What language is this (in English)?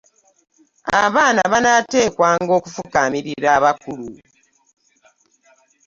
Ganda